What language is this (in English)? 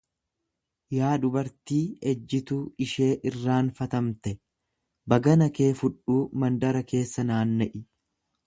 Oromo